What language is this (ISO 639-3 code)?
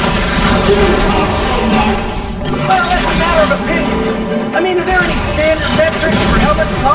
eng